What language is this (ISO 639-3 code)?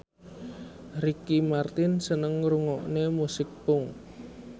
jav